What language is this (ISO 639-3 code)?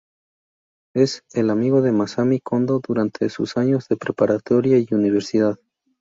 spa